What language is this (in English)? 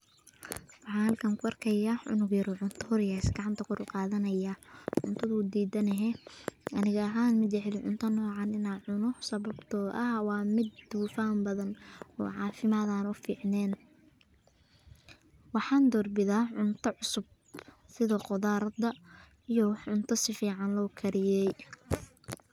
Somali